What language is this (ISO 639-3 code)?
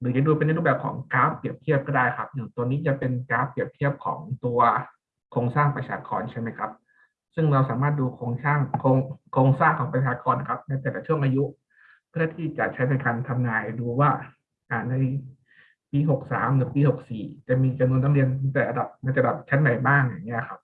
tha